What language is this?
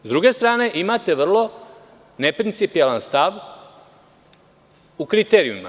Serbian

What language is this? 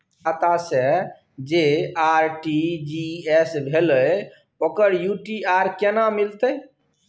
Maithili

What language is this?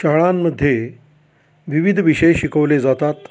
Marathi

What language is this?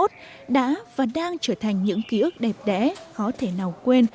Vietnamese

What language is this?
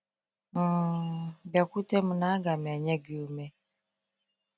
Igbo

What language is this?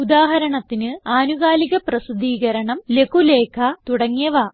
Malayalam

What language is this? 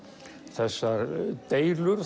Icelandic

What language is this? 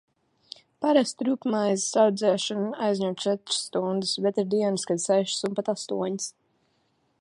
Latvian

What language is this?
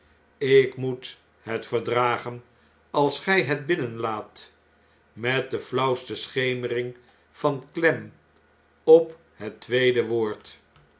Dutch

